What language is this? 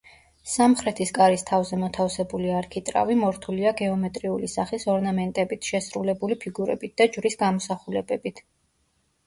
Georgian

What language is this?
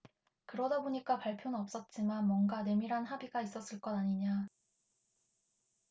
Korean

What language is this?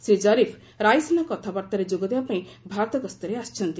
Odia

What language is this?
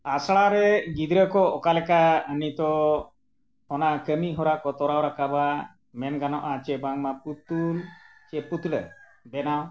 Santali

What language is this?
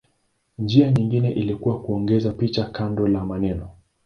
Swahili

